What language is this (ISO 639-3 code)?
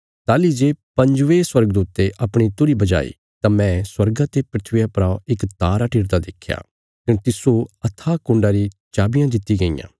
kfs